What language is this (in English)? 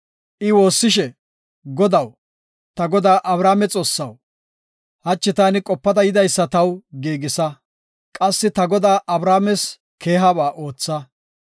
Gofa